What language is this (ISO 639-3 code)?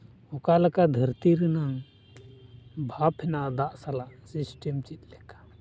sat